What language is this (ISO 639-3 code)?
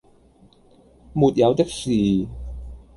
yue